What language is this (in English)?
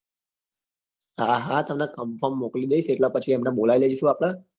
Gujarati